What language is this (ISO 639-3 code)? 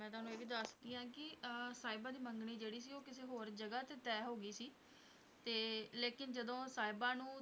pan